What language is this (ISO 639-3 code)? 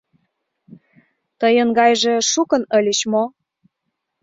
chm